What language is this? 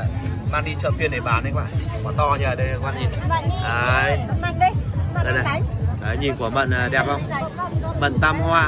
Vietnamese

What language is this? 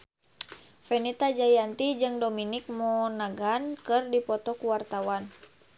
Sundanese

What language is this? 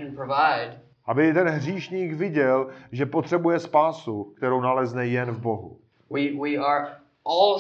Czech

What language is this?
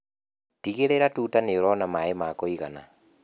Kikuyu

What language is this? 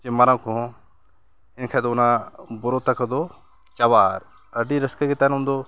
Santali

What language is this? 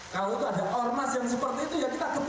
Indonesian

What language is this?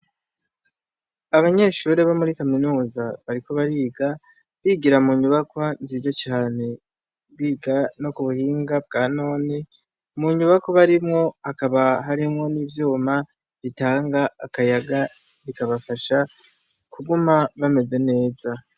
Rundi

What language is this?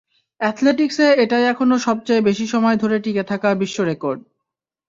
Bangla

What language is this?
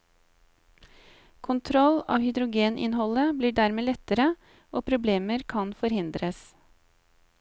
Norwegian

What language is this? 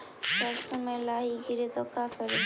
Magahi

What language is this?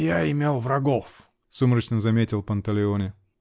Russian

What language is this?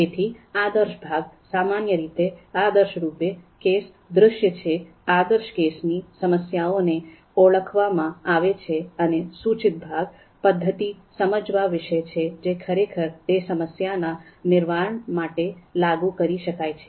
Gujarati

